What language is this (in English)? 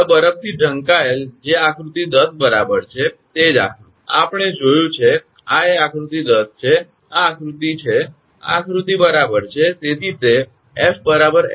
Gujarati